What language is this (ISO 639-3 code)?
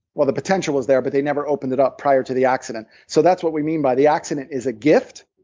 eng